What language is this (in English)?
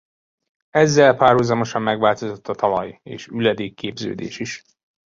Hungarian